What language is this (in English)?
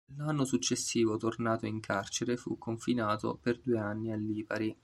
Italian